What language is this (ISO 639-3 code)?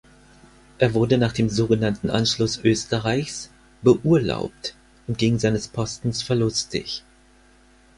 deu